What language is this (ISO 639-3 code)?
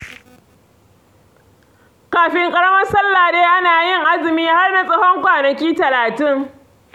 hau